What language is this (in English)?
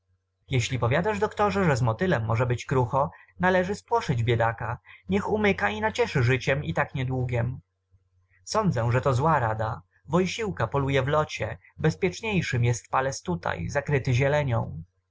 Polish